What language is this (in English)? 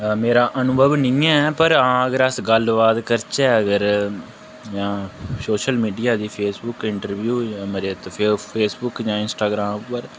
Dogri